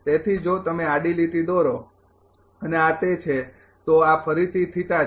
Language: Gujarati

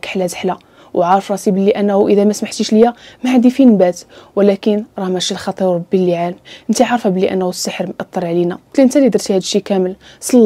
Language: Arabic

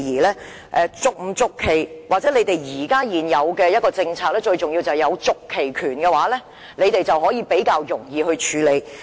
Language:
Cantonese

